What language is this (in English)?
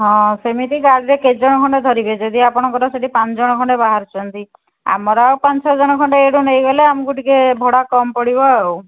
Odia